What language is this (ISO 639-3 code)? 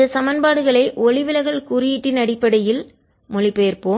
tam